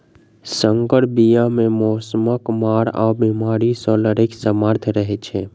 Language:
Maithili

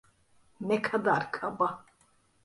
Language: Turkish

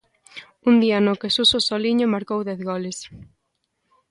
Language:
Galician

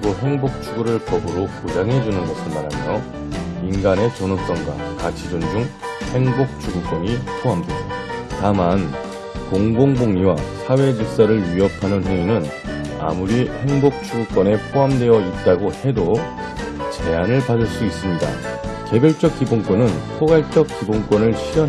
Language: Korean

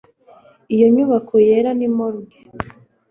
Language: Kinyarwanda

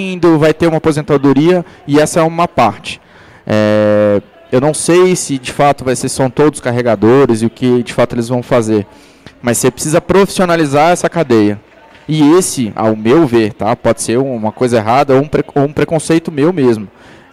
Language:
Portuguese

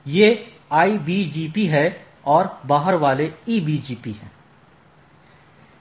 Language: Hindi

